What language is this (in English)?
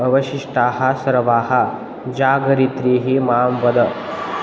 Sanskrit